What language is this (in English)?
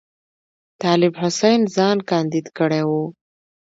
Pashto